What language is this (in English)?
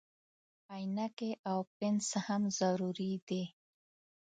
Pashto